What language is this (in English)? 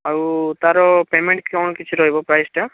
Odia